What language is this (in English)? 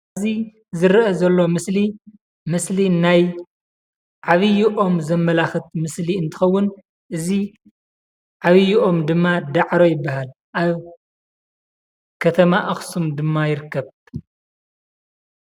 Tigrinya